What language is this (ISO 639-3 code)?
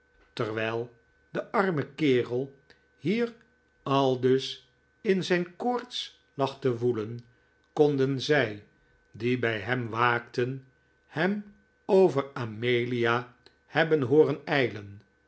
nld